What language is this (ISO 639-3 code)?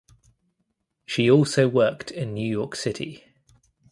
eng